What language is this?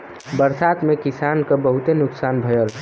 Bhojpuri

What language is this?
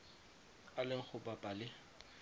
Tswana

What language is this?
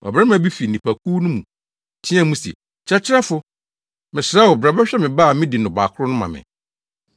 Akan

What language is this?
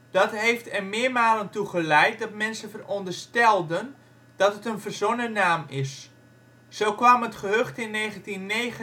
Dutch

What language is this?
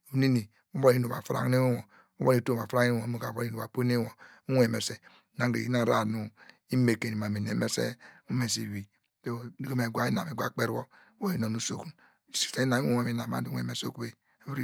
Degema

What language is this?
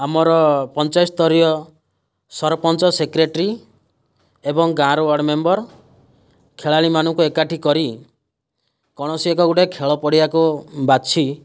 Odia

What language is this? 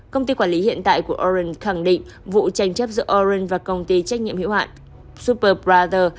Vietnamese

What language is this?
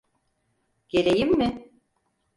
Turkish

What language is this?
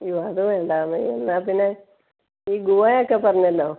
Malayalam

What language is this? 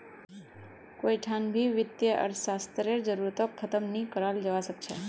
Magahi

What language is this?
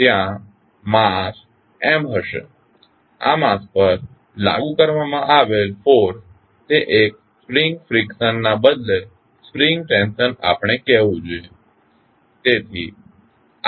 Gujarati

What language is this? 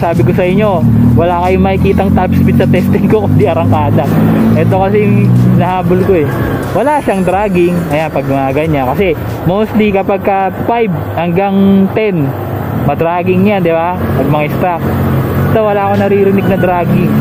Filipino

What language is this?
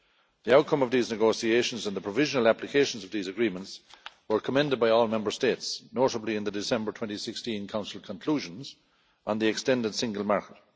English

